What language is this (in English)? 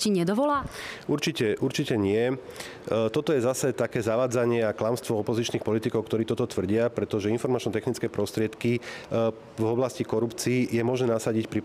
Slovak